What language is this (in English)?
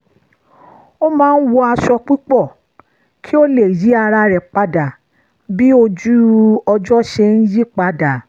Yoruba